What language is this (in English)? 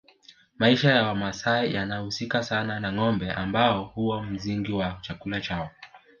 Swahili